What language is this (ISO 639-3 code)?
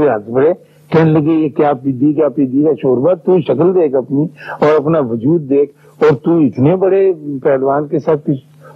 urd